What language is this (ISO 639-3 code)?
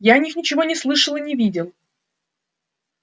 rus